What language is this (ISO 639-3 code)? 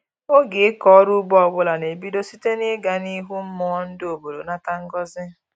ibo